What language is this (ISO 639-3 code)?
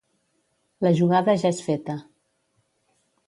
cat